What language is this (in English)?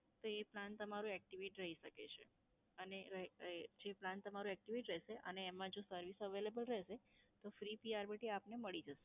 Gujarati